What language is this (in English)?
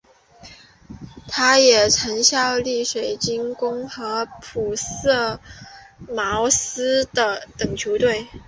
Chinese